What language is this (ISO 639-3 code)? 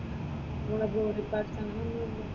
mal